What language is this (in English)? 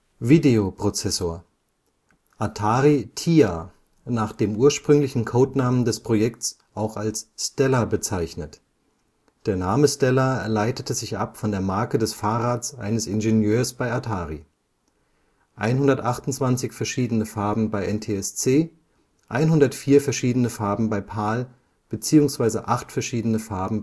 German